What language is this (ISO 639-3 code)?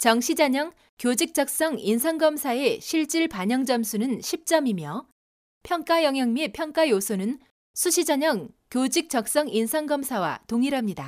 kor